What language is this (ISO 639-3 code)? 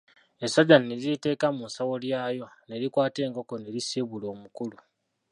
lug